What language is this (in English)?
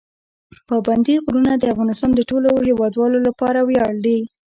Pashto